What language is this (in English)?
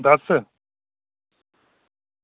Dogri